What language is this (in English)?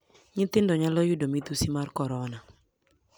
Luo (Kenya and Tanzania)